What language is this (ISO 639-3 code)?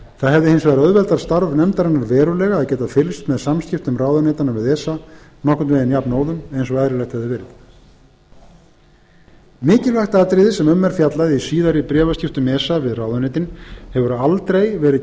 isl